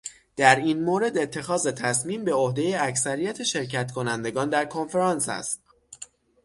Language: Persian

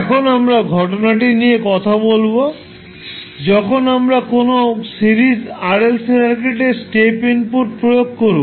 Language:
Bangla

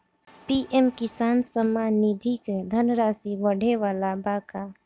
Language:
Bhojpuri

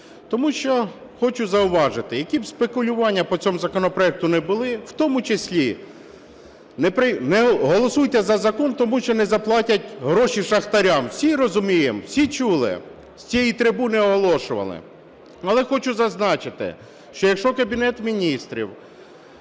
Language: Ukrainian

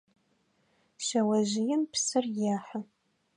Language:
Adyghe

